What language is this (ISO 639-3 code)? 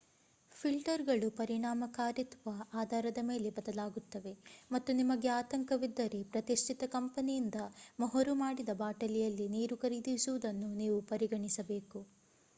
kan